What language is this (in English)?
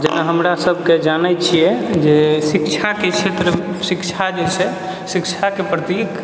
Maithili